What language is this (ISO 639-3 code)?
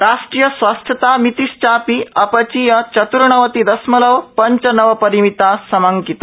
san